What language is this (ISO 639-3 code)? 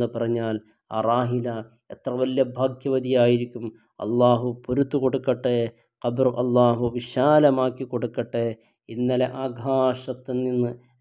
mal